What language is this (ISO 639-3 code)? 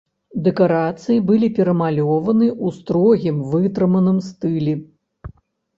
bel